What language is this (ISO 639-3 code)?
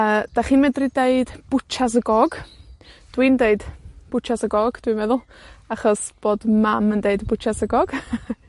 cym